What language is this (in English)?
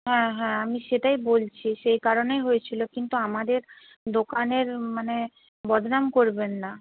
Bangla